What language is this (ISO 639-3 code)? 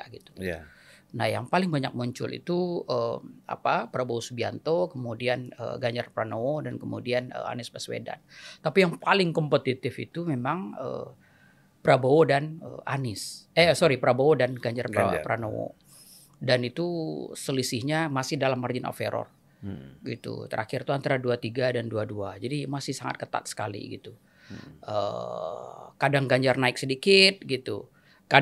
ind